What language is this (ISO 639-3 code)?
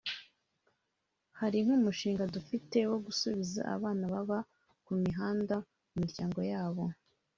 kin